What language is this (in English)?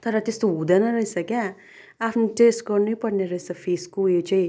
Nepali